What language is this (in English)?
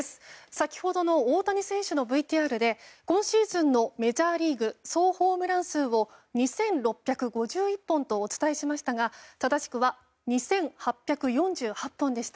Japanese